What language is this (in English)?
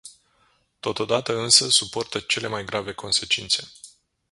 Romanian